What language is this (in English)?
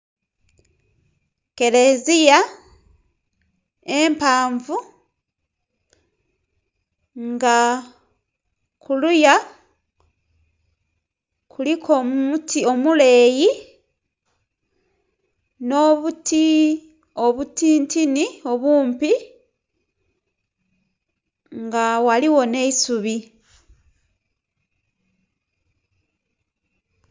Soga